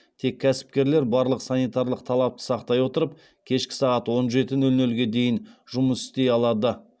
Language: Kazakh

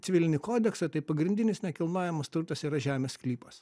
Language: Lithuanian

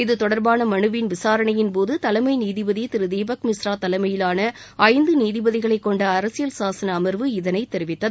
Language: Tamil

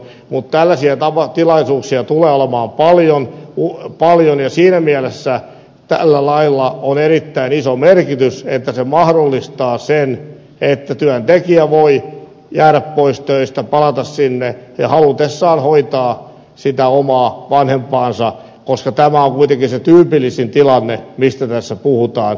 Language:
Finnish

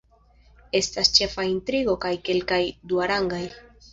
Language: Esperanto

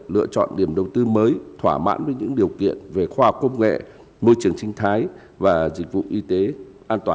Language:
Vietnamese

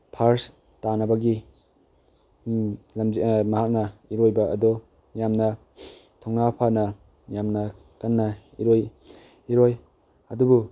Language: Manipuri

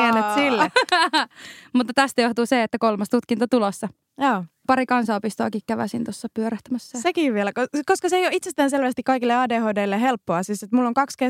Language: Finnish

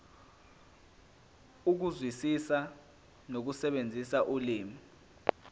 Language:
Zulu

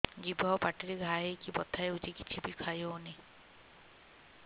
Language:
Odia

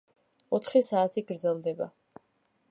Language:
Georgian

